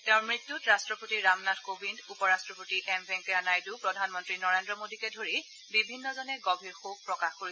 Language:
Assamese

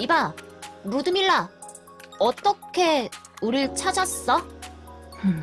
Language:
Korean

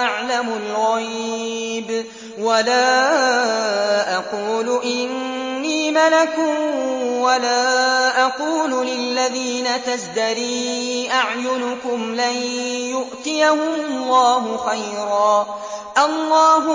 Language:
Arabic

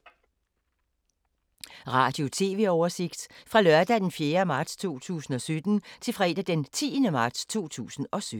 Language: Danish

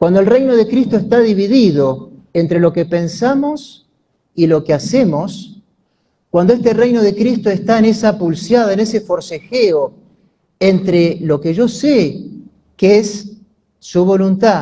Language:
Spanish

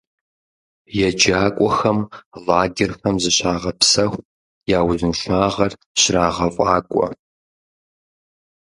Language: Kabardian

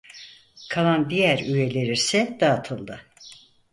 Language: Turkish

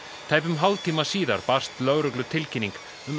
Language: Icelandic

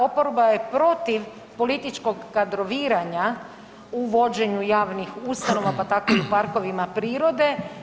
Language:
Croatian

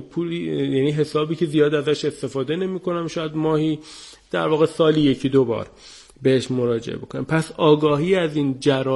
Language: Persian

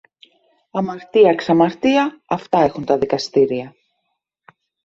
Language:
Greek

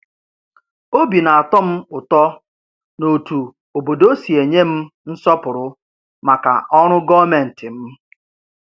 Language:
Igbo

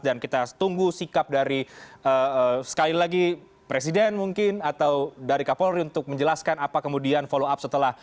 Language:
Indonesian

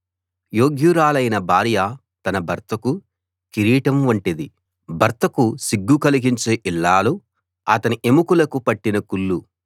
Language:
Telugu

